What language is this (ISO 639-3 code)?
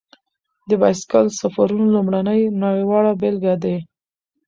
pus